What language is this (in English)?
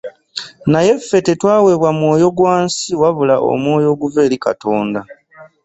Ganda